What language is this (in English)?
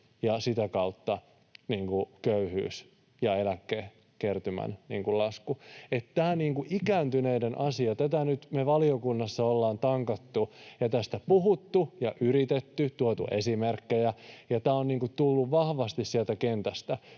Finnish